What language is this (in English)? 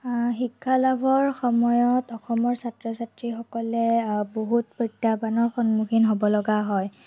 Assamese